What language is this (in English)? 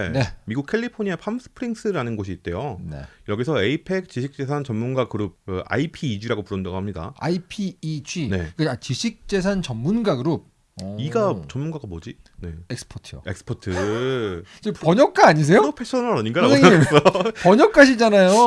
Korean